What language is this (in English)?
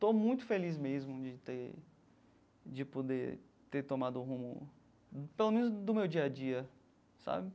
Portuguese